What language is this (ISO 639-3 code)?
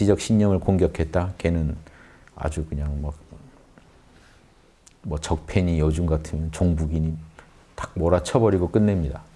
kor